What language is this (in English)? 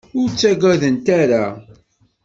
Kabyle